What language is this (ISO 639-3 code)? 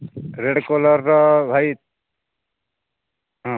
ori